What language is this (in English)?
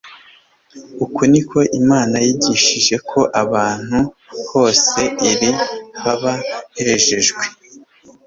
Kinyarwanda